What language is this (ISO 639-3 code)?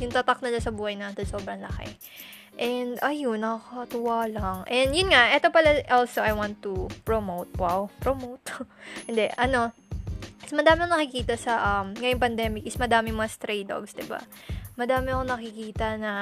fil